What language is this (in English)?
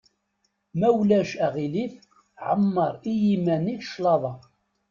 Kabyle